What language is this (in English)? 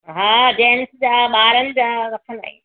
Sindhi